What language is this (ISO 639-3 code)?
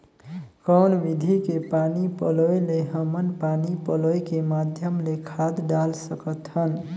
hne